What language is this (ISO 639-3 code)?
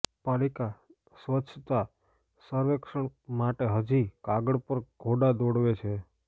guj